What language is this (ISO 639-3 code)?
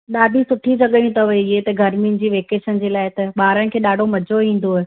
snd